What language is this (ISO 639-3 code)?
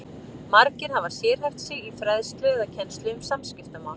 isl